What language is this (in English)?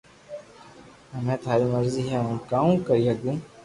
Loarki